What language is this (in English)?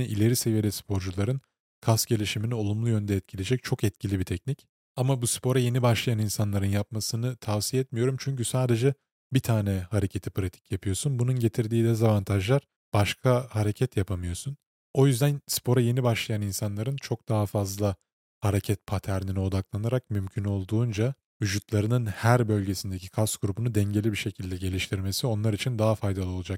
Turkish